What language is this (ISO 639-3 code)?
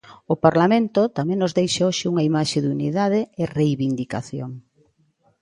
glg